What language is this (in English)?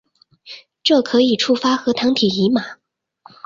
Chinese